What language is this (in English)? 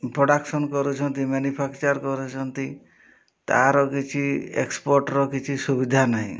Odia